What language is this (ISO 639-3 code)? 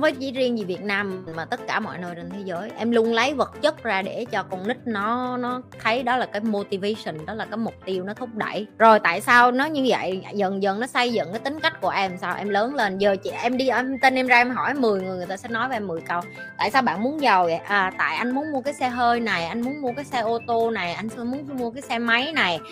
vie